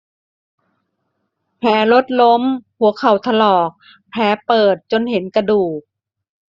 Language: Thai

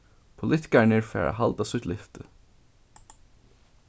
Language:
Faroese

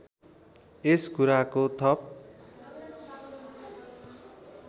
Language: Nepali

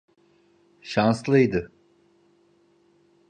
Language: Turkish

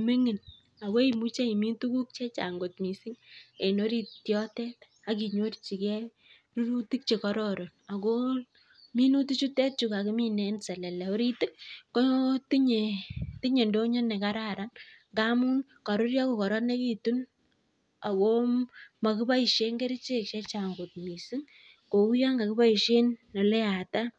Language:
Kalenjin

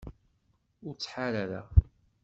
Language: Kabyle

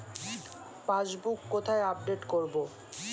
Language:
Bangla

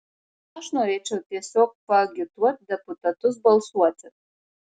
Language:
Lithuanian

